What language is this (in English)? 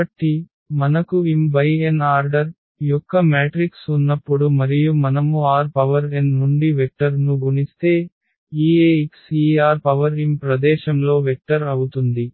Telugu